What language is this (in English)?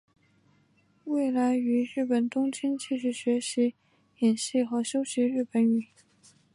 Chinese